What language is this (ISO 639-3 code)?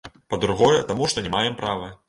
bel